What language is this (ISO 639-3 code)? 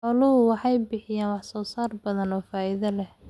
som